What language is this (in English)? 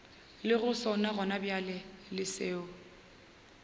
Northern Sotho